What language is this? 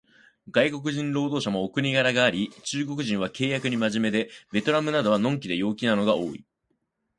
Japanese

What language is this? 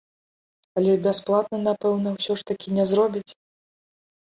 Belarusian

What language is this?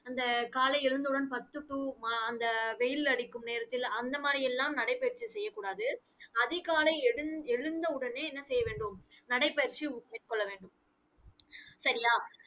Tamil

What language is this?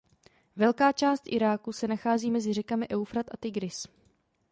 Czech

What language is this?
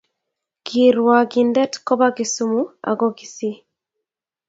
Kalenjin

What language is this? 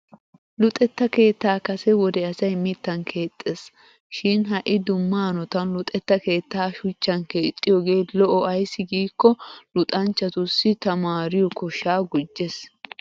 Wolaytta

